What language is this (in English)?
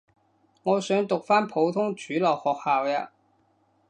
Cantonese